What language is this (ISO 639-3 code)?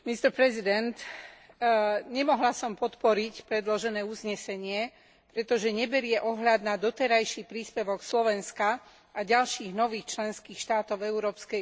slk